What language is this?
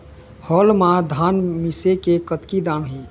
Chhattisgarhi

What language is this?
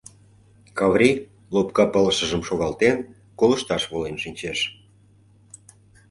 Mari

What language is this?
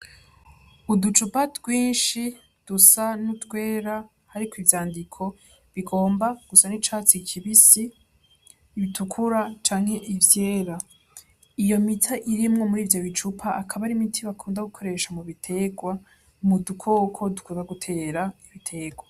Rundi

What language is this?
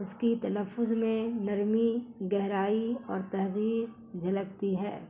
Urdu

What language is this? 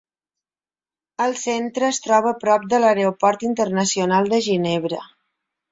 Catalan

